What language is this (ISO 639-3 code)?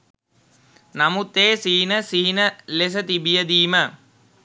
sin